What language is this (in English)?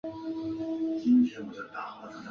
Chinese